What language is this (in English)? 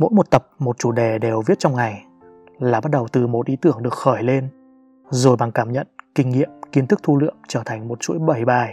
Vietnamese